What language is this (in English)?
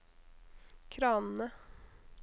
Norwegian